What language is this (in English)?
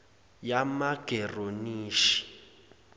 Zulu